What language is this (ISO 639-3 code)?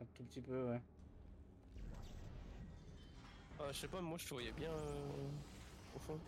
fra